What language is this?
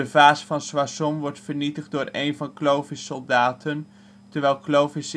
Dutch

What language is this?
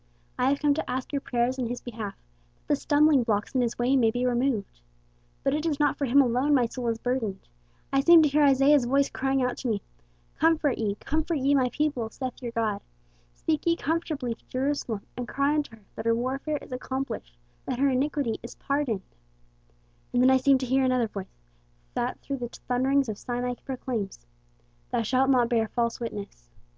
English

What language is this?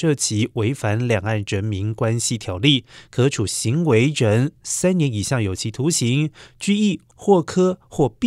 Chinese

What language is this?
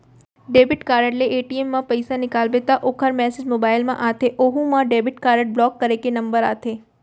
Chhattisgarhi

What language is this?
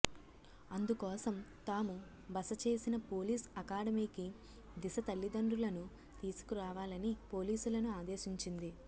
Telugu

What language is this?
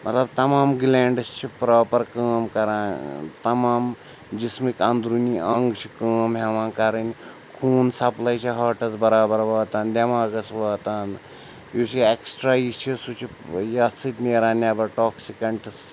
Kashmiri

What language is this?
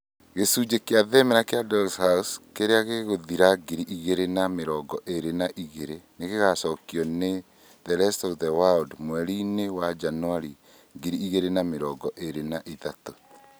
Kikuyu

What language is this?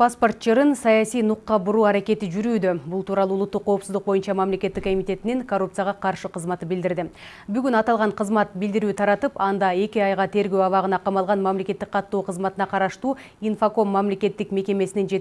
Russian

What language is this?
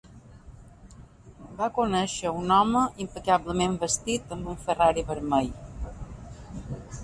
Catalan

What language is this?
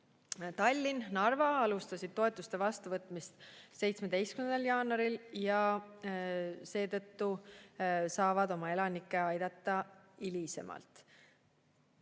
Estonian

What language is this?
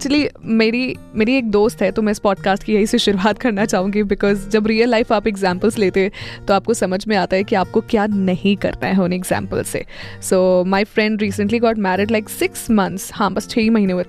Hindi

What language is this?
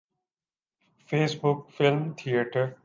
Urdu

